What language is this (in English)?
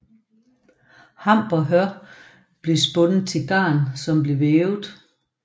Danish